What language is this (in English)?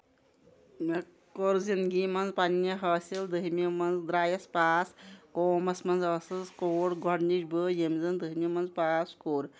Kashmiri